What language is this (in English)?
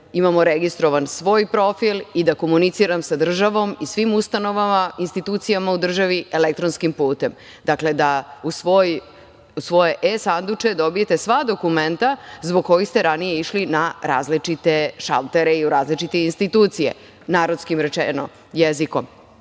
Serbian